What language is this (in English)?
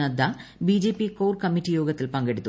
Malayalam